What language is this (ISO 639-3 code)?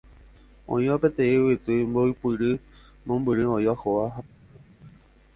grn